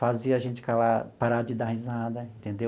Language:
Portuguese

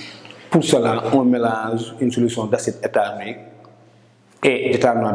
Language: French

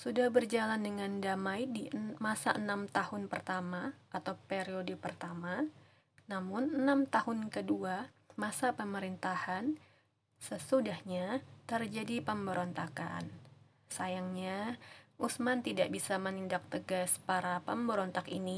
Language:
Indonesian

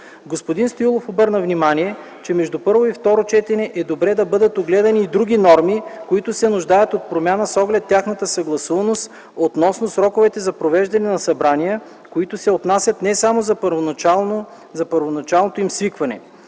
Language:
Bulgarian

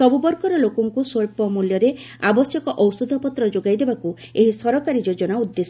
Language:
Odia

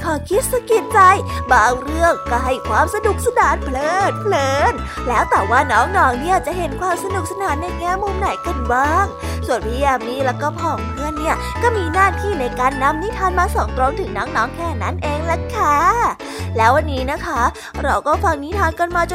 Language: Thai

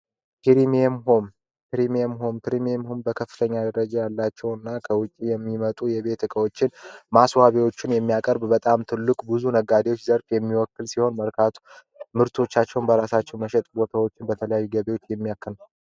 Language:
Amharic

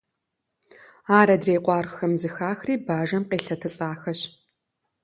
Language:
Kabardian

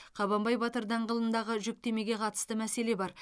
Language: Kazakh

